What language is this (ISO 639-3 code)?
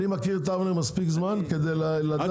heb